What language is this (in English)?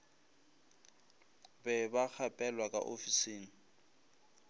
Northern Sotho